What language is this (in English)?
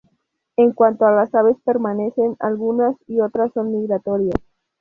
Spanish